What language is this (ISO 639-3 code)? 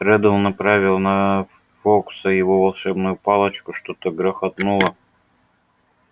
rus